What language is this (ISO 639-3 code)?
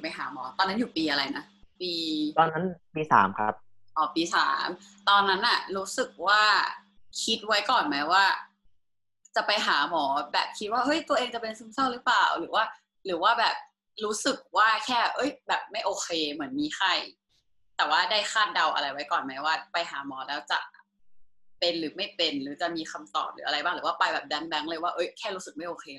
tha